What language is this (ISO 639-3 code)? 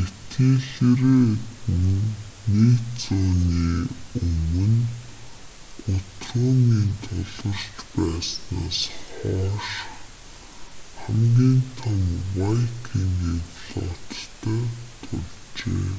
mon